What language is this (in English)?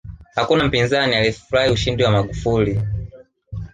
Swahili